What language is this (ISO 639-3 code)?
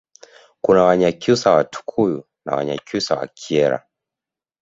swa